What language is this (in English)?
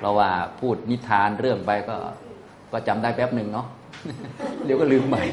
Thai